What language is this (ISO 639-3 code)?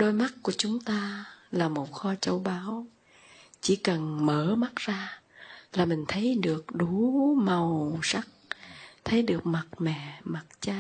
vie